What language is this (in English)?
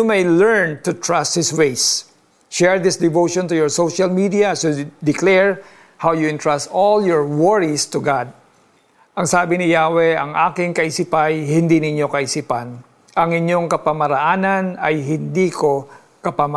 Filipino